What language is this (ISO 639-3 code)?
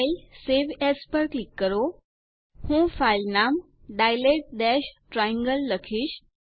guj